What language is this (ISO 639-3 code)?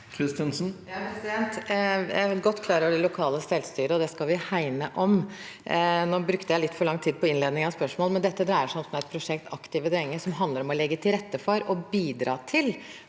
nor